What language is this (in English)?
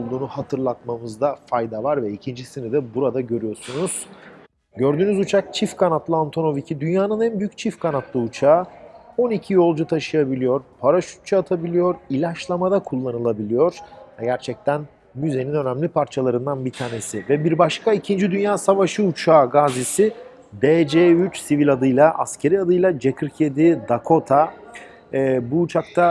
Turkish